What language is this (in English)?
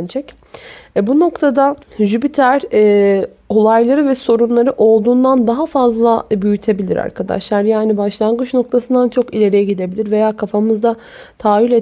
Turkish